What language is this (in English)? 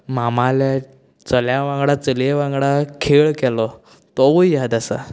Konkani